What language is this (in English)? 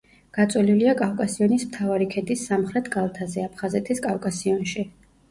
Georgian